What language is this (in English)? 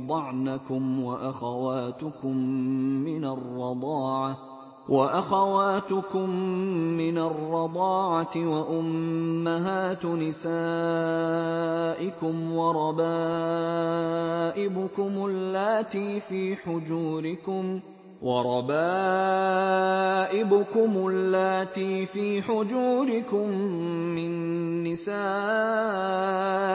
Arabic